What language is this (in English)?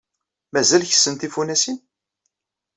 Kabyle